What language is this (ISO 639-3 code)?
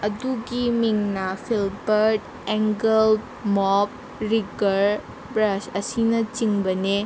mni